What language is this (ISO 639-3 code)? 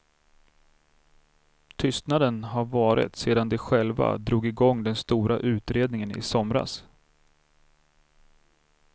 swe